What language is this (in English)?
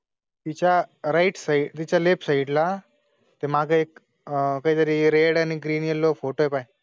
Marathi